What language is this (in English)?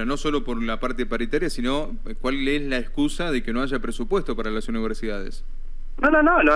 Spanish